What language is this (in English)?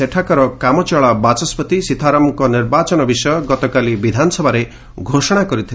Odia